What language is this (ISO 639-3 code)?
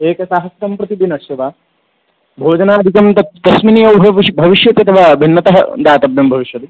san